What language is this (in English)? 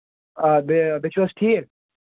Kashmiri